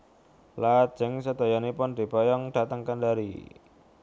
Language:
Javanese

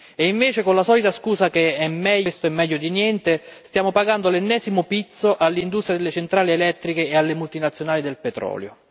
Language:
Italian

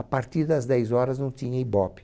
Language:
Portuguese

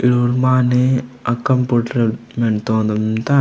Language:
Gondi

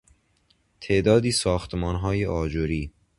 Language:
Persian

